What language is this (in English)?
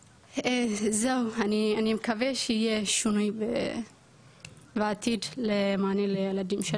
Hebrew